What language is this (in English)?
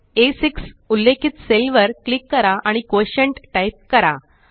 Marathi